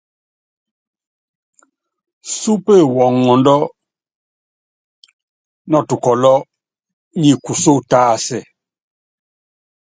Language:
Yangben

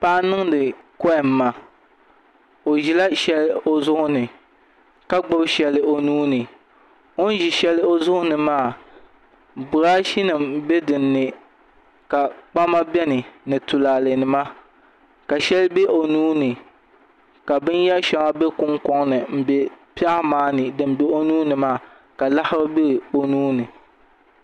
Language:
Dagbani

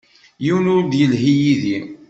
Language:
Kabyle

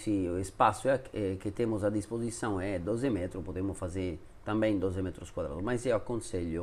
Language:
Italian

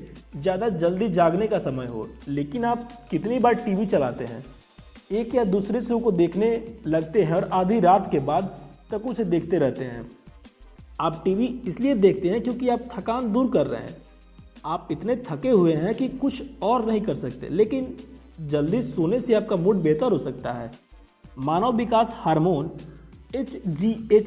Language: Hindi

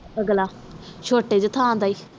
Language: Punjabi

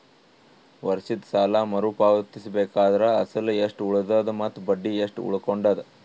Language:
Kannada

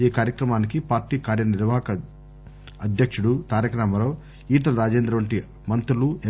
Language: Telugu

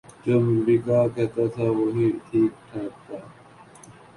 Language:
Urdu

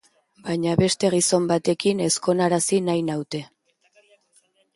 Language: Basque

